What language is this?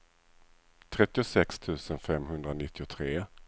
Swedish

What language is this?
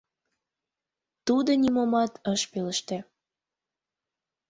Mari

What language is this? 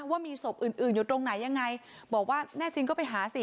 Thai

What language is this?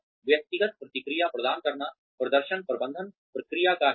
Hindi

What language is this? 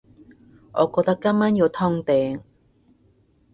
Cantonese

